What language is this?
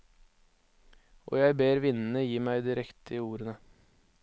Norwegian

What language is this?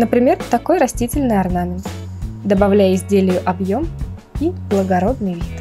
Russian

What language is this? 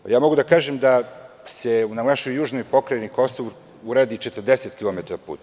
Serbian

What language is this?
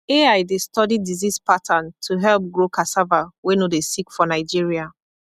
Nigerian Pidgin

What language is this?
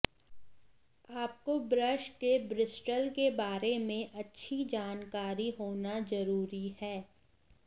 Hindi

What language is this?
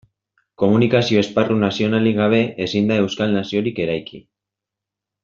Basque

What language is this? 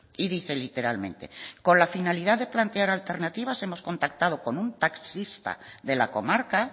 Spanish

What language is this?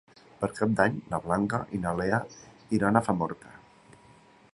Catalan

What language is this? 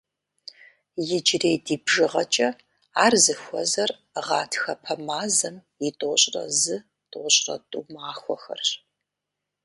Kabardian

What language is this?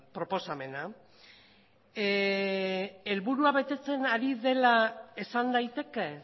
Basque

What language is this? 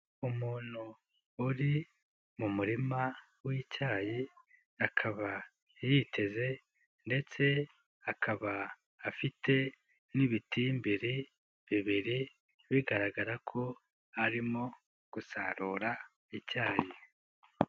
Kinyarwanda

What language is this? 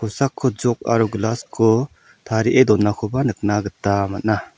Garo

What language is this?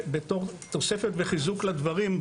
Hebrew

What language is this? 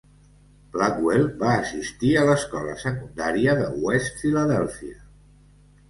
Catalan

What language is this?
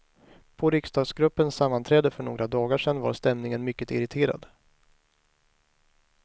Swedish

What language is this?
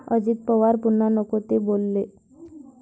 Marathi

